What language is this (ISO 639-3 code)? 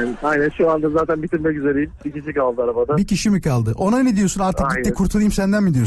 tur